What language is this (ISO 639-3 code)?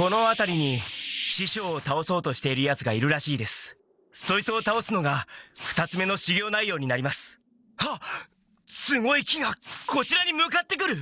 jpn